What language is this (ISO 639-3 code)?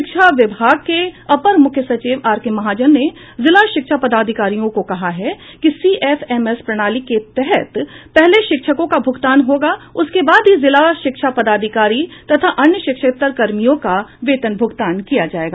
hin